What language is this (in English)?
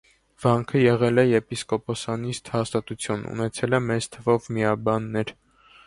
Armenian